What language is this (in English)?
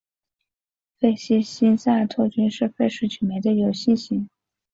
Chinese